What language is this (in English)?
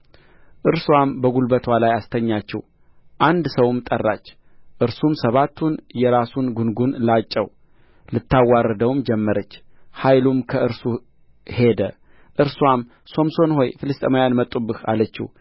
Amharic